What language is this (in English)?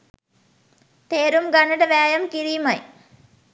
Sinhala